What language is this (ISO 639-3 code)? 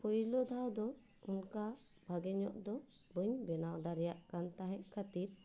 sat